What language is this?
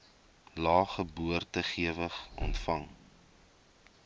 Afrikaans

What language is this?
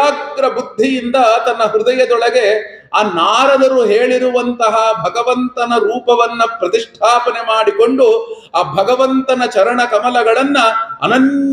Kannada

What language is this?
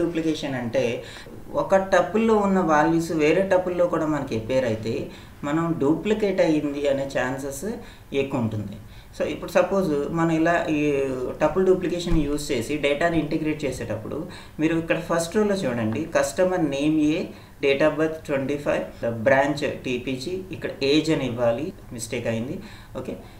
Telugu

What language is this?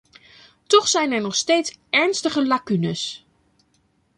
Dutch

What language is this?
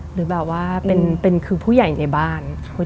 Thai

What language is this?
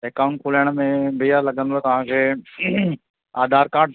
Sindhi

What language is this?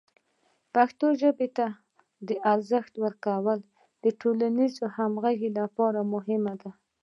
Pashto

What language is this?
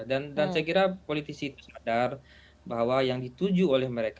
Indonesian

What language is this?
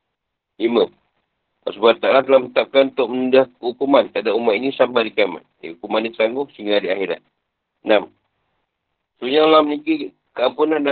Malay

